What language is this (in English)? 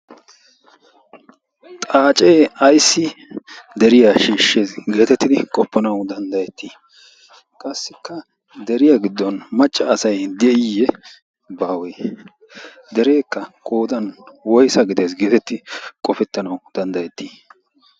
Wolaytta